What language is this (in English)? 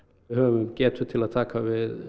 Icelandic